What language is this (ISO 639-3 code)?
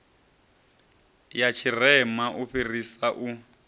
ven